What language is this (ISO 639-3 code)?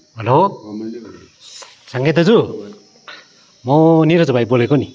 nep